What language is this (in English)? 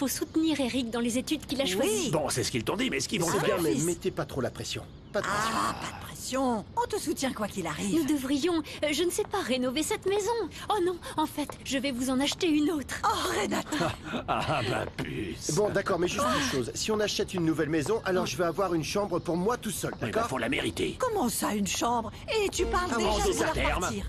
French